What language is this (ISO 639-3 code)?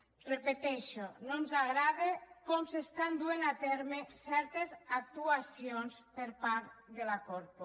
cat